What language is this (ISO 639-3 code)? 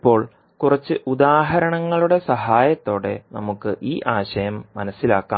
mal